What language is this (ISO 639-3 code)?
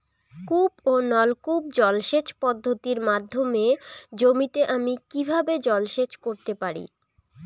ben